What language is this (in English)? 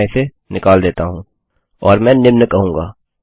Hindi